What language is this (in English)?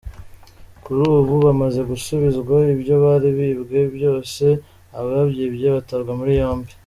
Kinyarwanda